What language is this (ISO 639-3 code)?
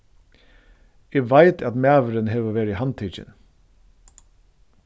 fao